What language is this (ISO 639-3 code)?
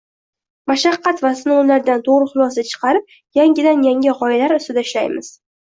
uzb